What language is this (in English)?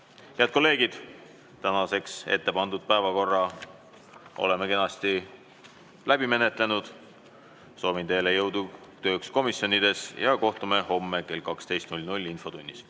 Estonian